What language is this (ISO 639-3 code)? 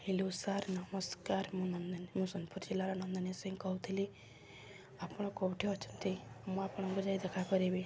ori